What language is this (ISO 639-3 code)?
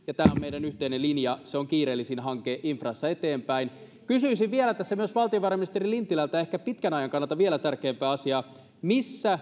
fin